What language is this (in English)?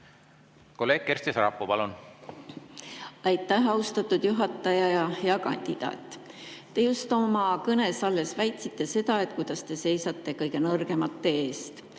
Estonian